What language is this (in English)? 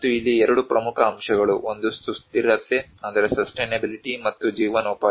Kannada